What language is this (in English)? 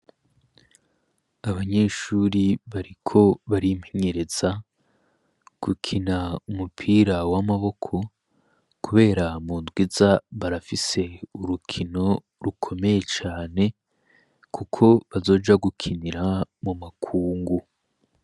Rundi